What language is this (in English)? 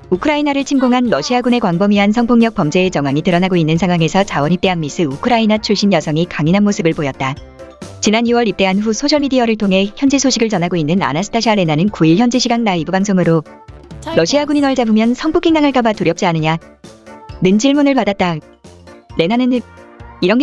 Korean